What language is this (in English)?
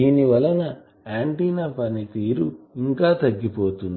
Telugu